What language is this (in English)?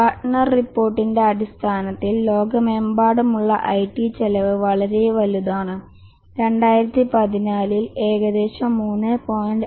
Malayalam